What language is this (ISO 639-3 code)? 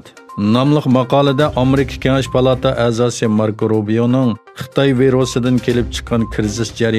tur